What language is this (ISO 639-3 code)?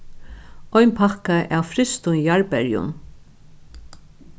fao